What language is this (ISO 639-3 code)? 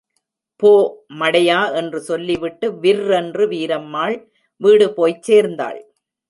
tam